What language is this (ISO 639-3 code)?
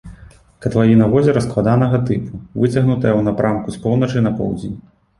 bel